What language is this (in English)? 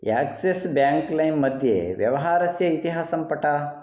Sanskrit